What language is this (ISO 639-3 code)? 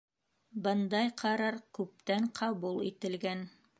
bak